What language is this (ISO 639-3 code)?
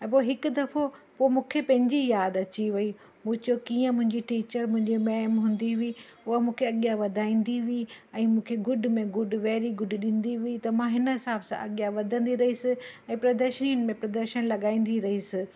snd